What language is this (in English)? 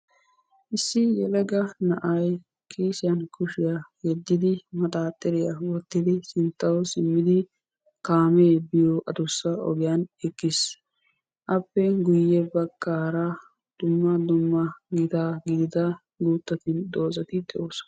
Wolaytta